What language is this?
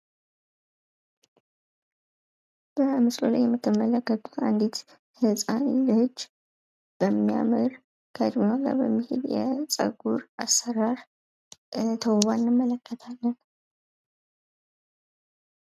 Amharic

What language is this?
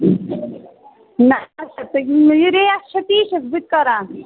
Kashmiri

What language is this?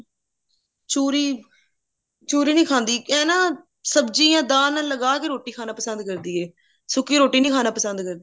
Punjabi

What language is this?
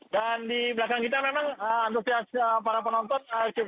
Indonesian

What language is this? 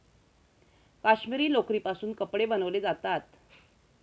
Marathi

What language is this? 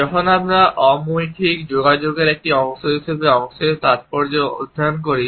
Bangla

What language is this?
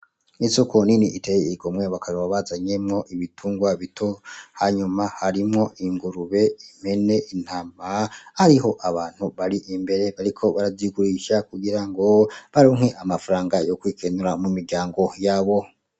Rundi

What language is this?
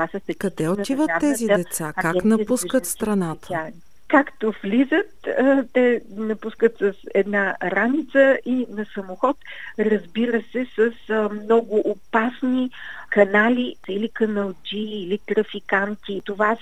Bulgarian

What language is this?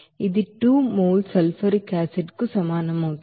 Telugu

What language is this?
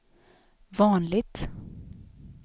Swedish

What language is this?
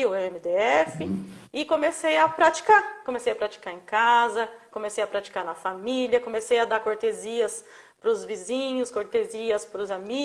Portuguese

